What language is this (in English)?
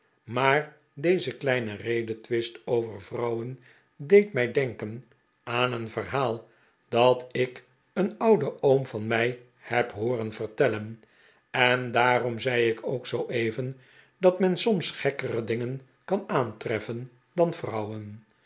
Dutch